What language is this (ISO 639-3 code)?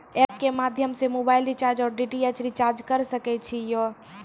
mai